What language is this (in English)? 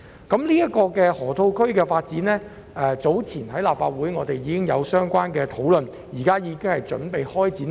Cantonese